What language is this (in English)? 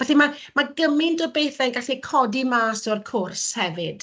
Welsh